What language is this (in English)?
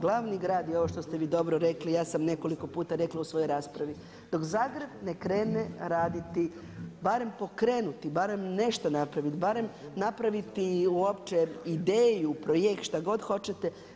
Croatian